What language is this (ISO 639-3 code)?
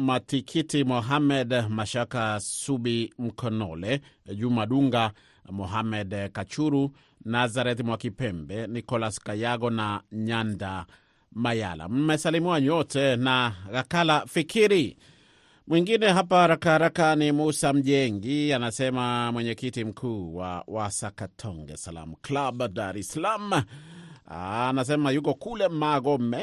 swa